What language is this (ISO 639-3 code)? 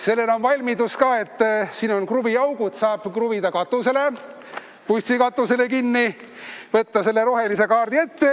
est